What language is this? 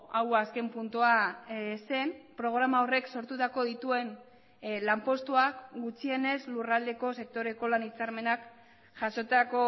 Basque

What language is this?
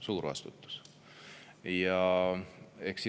Estonian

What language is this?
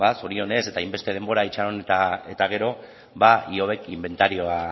Basque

